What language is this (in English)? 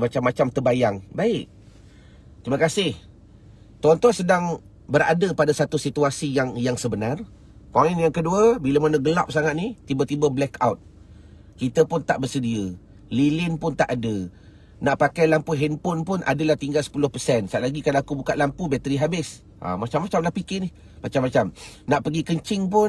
Malay